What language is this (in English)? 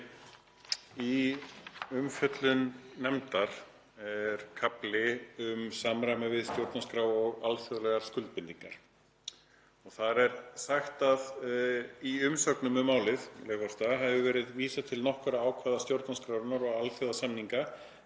Icelandic